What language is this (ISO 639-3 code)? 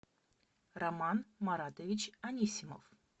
rus